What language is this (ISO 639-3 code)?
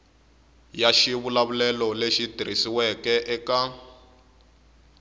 tso